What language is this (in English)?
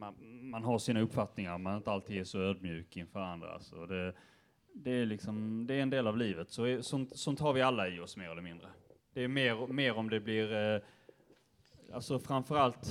Swedish